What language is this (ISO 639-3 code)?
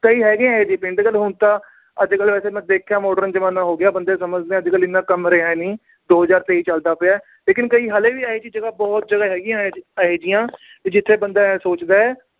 pan